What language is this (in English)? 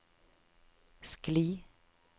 Norwegian